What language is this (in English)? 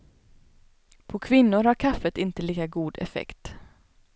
Swedish